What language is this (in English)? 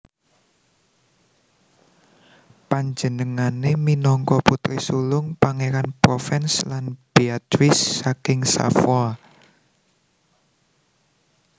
Javanese